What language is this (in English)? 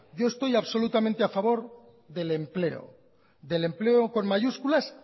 Spanish